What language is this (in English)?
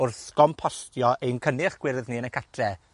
Welsh